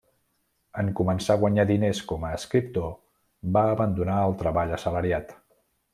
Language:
Catalan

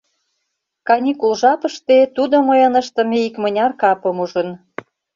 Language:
Mari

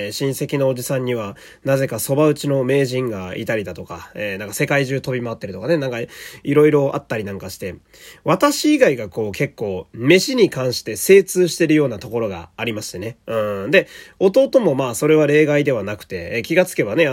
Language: Japanese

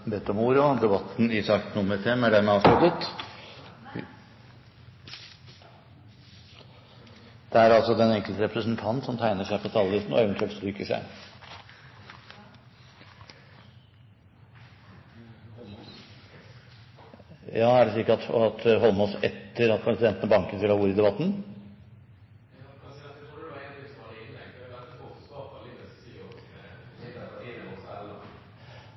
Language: Norwegian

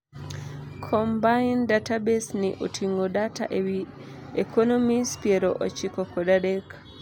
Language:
Luo (Kenya and Tanzania)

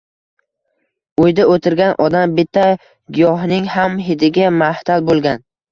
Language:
Uzbek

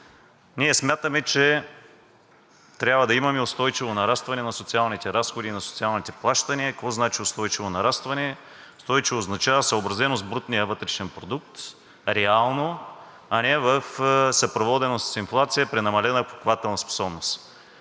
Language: Bulgarian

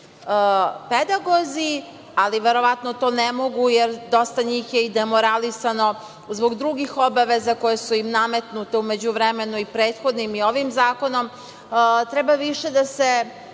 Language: Serbian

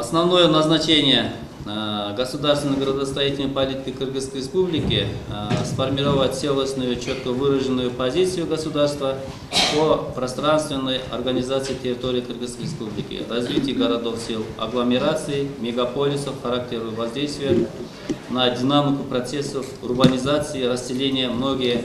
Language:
Russian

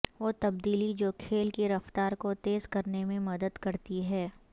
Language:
Urdu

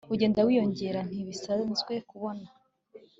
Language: Kinyarwanda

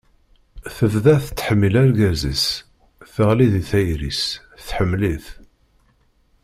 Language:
Kabyle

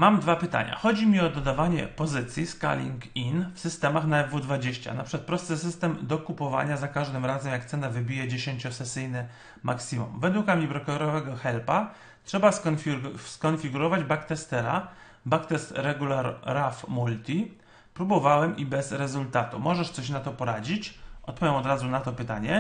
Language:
Polish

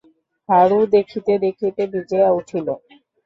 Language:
Bangla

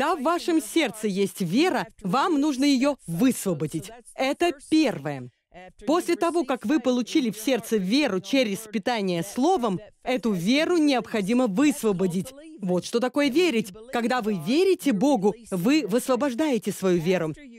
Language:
Russian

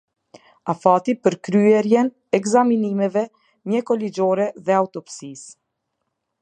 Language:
Albanian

